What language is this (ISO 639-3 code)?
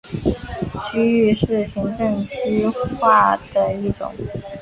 zho